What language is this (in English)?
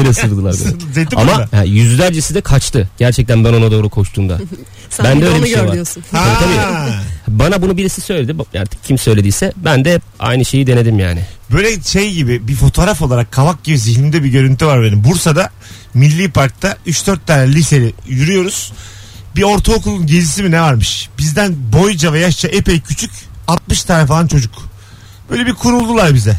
Turkish